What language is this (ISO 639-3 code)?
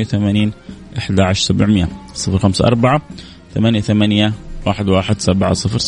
ara